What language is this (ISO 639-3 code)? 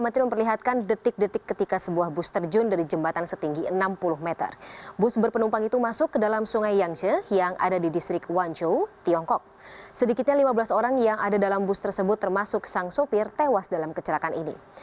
ind